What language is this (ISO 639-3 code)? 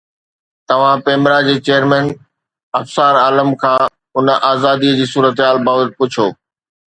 snd